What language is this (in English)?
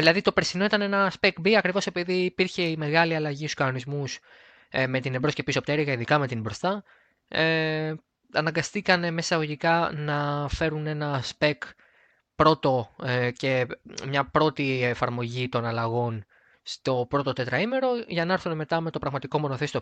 Greek